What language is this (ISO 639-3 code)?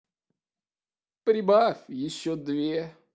rus